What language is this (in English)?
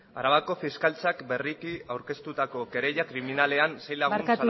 Basque